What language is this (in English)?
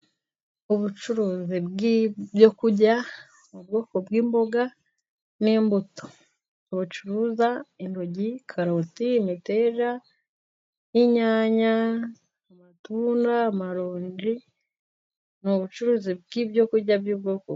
Kinyarwanda